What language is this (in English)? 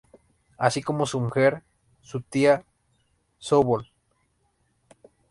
Spanish